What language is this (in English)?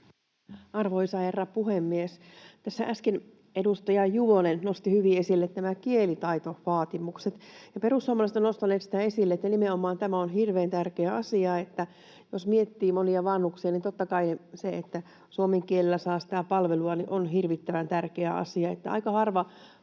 Finnish